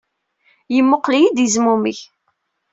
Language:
Kabyle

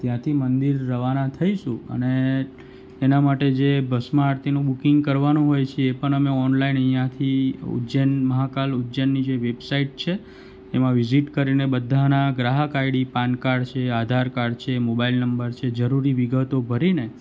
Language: Gujarati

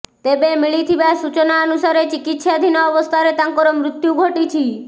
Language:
Odia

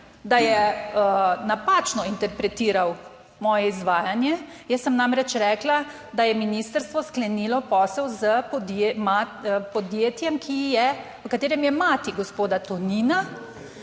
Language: Slovenian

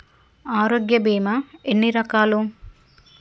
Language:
Telugu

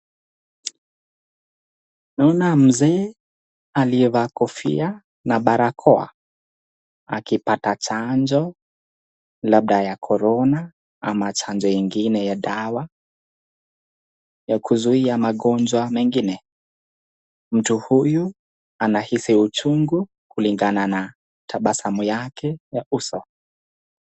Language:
Swahili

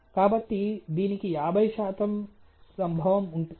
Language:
Telugu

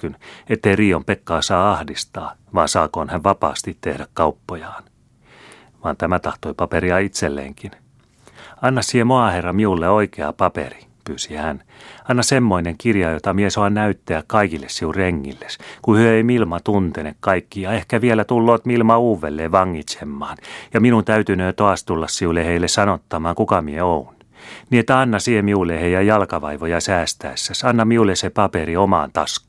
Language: Finnish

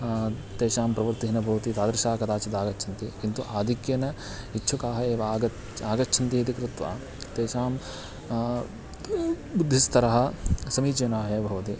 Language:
Sanskrit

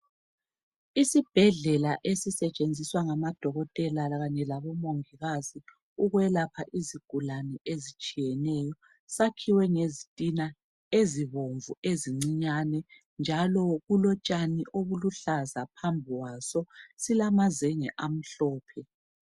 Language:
North Ndebele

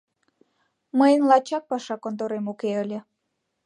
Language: Mari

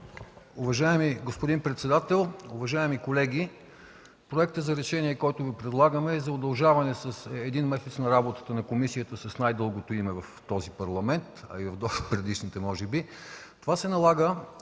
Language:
Bulgarian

